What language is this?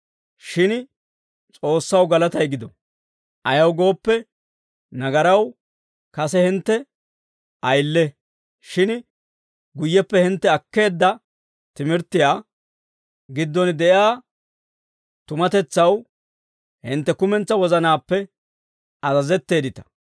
Dawro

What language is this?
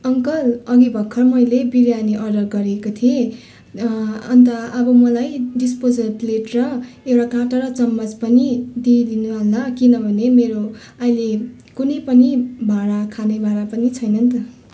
Nepali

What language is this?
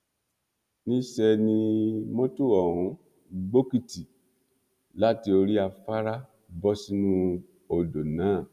Yoruba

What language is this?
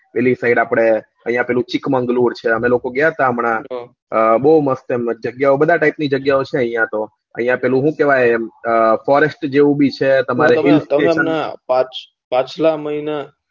Gujarati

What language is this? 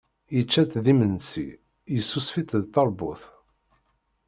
Kabyle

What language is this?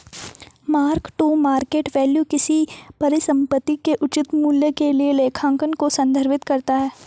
Hindi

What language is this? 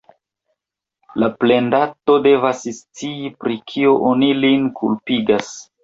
Esperanto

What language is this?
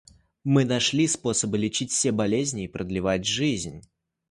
Russian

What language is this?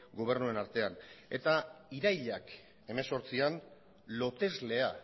Basque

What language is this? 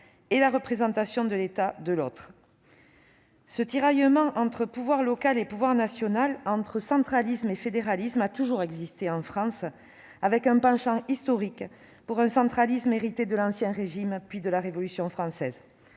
French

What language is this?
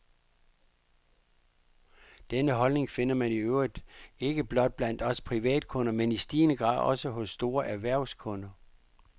Danish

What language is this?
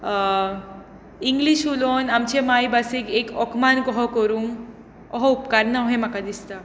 Konkani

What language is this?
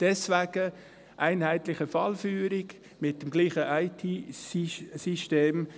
Swiss German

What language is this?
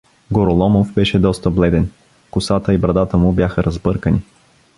Bulgarian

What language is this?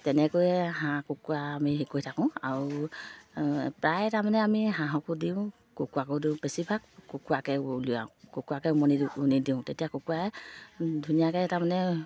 Assamese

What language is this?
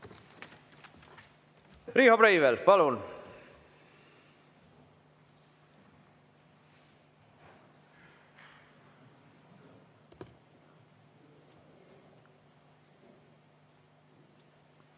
Estonian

